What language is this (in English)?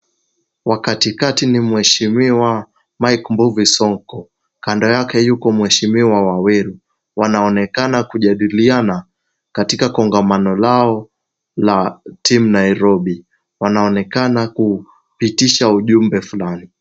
Swahili